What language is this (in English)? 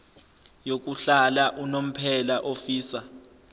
Zulu